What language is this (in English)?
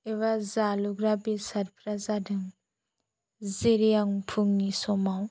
Bodo